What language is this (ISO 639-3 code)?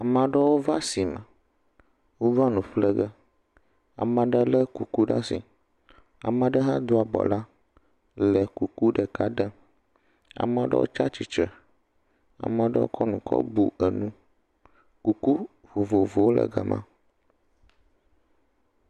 ewe